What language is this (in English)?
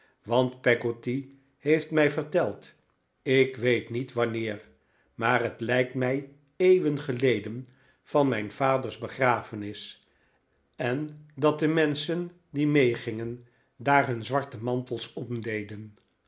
Dutch